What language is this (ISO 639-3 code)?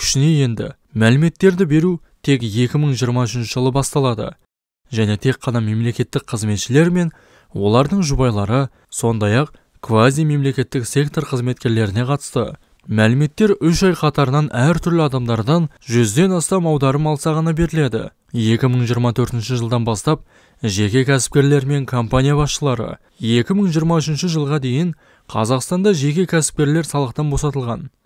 tur